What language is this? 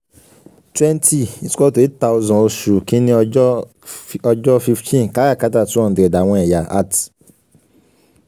Yoruba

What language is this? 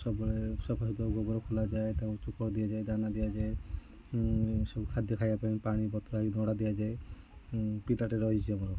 Odia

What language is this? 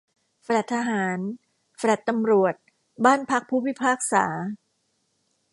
Thai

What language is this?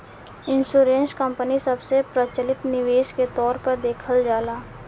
Bhojpuri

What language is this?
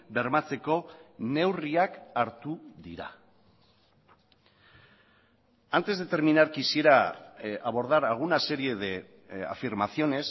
Spanish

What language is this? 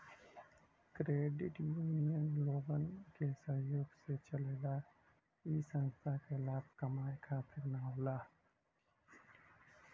Bhojpuri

